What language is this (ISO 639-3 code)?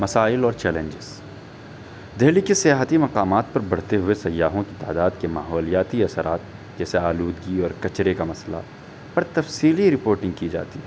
urd